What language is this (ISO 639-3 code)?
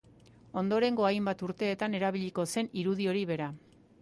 eus